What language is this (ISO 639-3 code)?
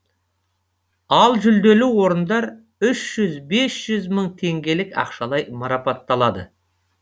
kaz